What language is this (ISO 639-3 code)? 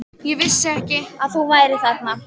isl